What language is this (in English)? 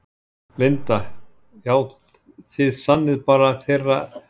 Icelandic